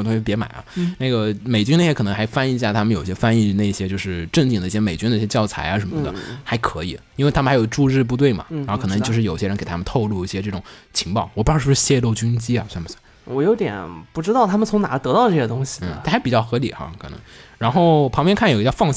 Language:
Chinese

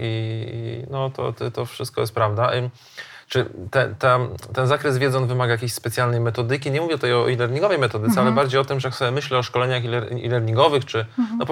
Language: Polish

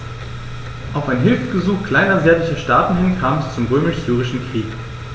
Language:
German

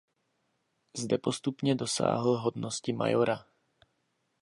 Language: Czech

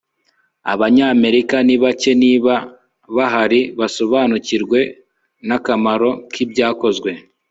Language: Kinyarwanda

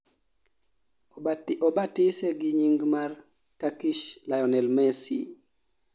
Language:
Luo (Kenya and Tanzania)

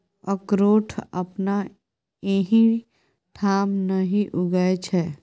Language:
Maithili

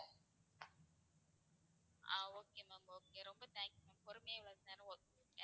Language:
Tamil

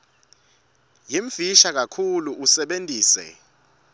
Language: Swati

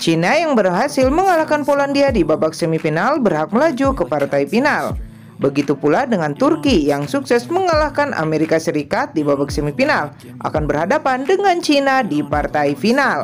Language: Indonesian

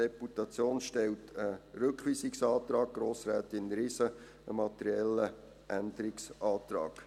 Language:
Swiss German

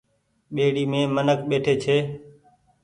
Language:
Goaria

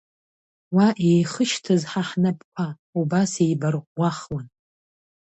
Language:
Abkhazian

